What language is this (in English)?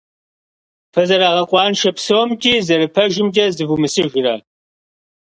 Kabardian